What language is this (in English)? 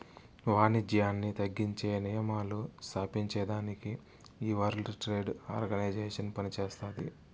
Telugu